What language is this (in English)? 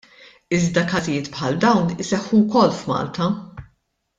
Maltese